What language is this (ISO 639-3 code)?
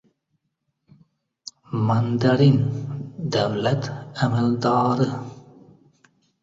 uzb